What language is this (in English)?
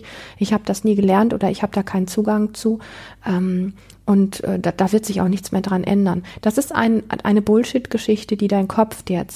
German